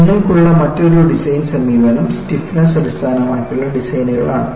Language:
Malayalam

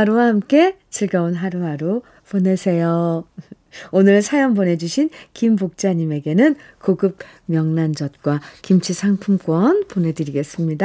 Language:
Korean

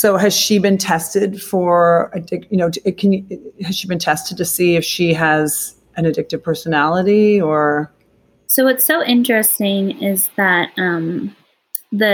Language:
English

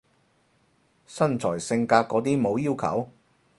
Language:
Cantonese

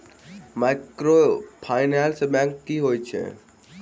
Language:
Maithili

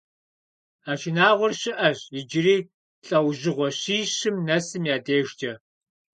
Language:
Kabardian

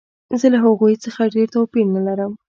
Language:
Pashto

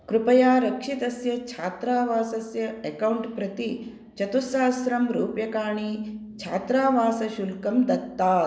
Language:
Sanskrit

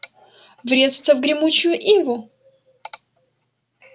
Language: Russian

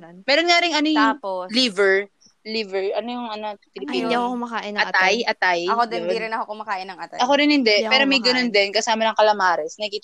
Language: Filipino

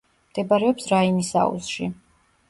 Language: Georgian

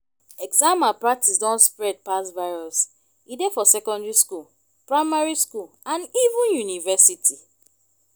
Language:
Nigerian Pidgin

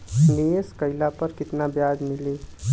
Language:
Bhojpuri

